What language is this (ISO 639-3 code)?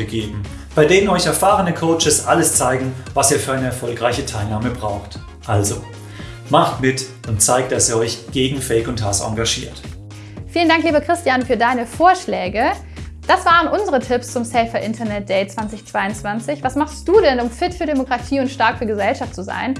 deu